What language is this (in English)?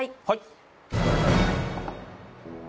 Japanese